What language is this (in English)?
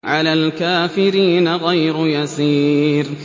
Arabic